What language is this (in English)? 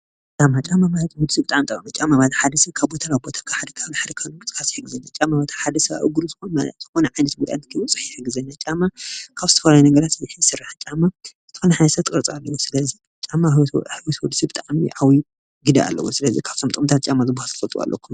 Tigrinya